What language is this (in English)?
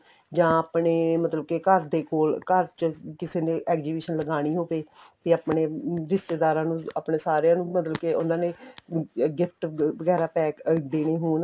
Punjabi